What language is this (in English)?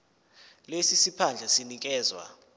Zulu